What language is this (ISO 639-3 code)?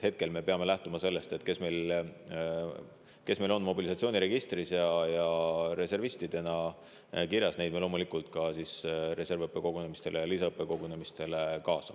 est